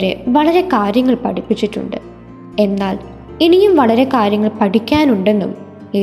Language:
Malayalam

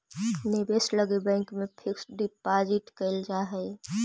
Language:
Magahi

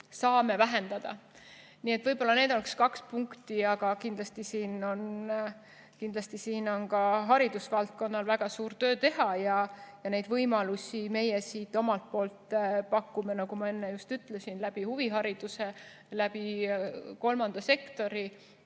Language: Estonian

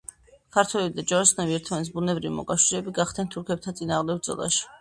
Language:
Georgian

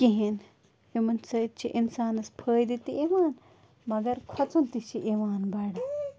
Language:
Kashmiri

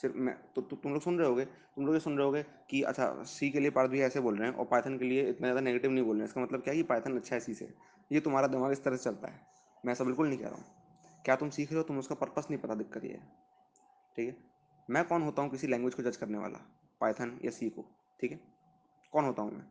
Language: Hindi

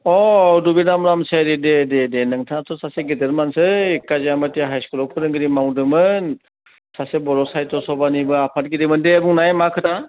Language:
Bodo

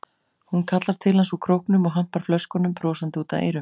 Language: Icelandic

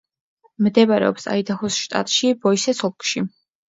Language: Georgian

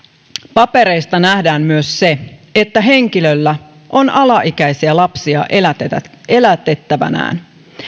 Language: Finnish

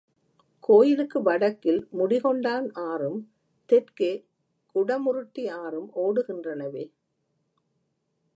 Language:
Tamil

